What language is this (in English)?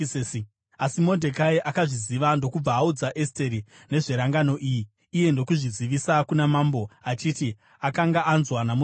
Shona